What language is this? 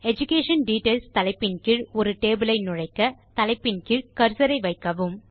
Tamil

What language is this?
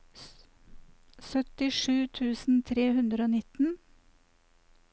Norwegian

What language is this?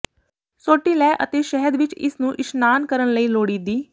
Punjabi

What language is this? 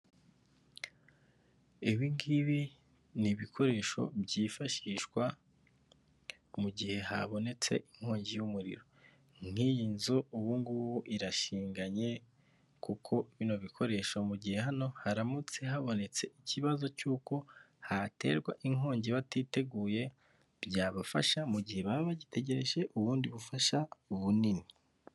Kinyarwanda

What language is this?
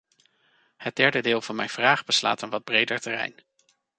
Dutch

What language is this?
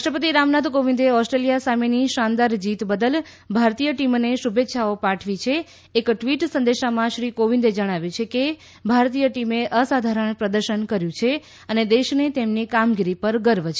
Gujarati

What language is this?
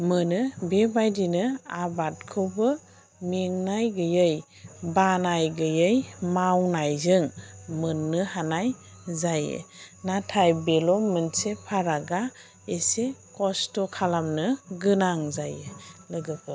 Bodo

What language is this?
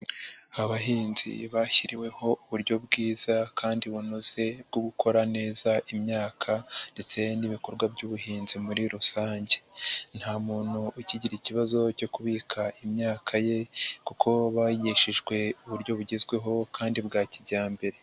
Kinyarwanda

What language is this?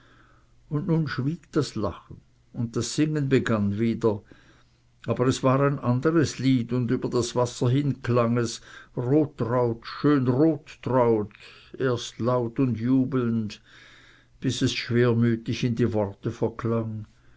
German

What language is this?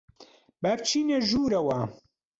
Central Kurdish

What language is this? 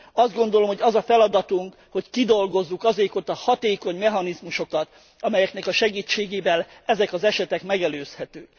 Hungarian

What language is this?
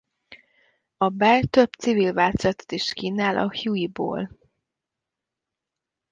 Hungarian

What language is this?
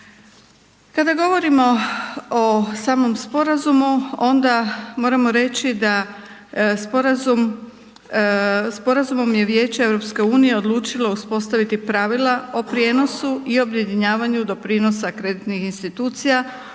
Croatian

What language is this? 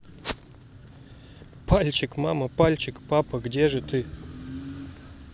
Russian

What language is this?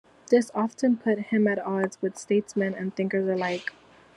English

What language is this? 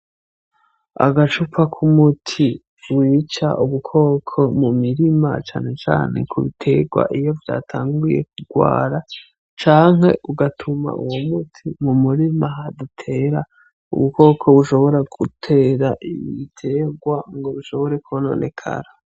Rundi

